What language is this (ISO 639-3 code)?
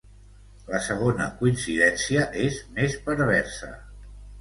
cat